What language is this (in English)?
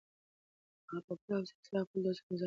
Pashto